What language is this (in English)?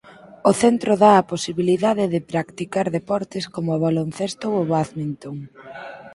Galician